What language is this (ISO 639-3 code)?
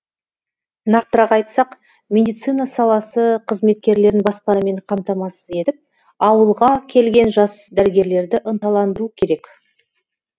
kaz